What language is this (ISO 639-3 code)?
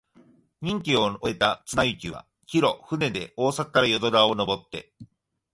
jpn